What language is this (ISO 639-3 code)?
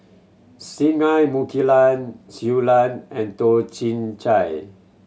eng